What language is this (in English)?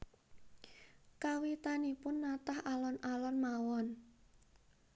Javanese